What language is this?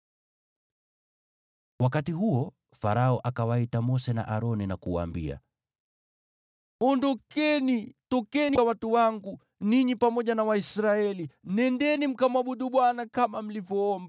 Swahili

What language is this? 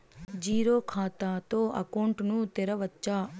Telugu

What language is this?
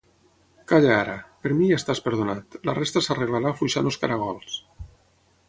Catalan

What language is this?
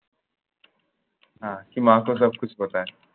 Bangla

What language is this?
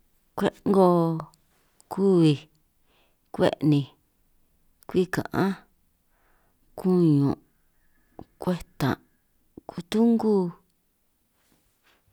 San Martín Itunyoso Triqui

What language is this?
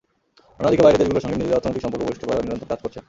Bangla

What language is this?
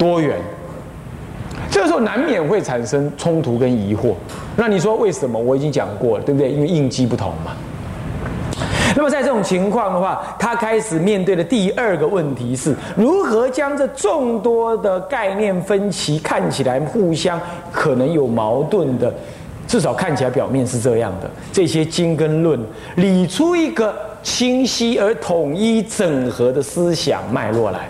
Chinese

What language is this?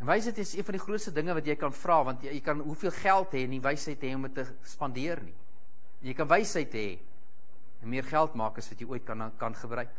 Dutch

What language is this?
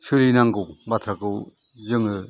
Bodo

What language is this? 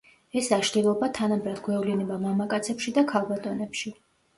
Georgian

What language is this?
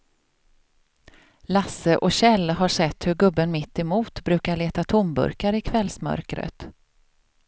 Swedish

